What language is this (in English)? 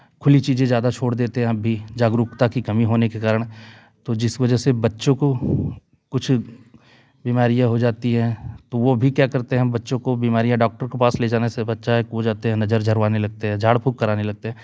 Hindi